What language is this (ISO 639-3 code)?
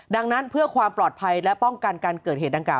tha